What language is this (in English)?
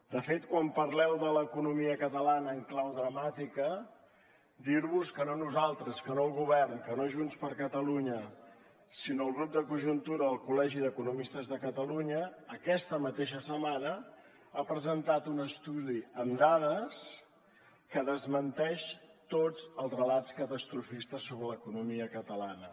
Catalan